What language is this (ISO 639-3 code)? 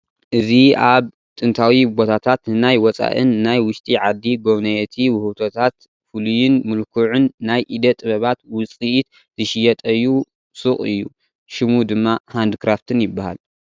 tir